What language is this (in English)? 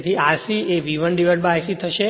Gujarati